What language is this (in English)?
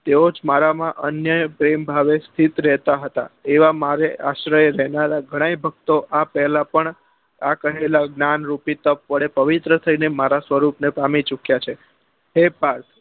Gujarati